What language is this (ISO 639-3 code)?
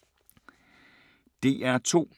dan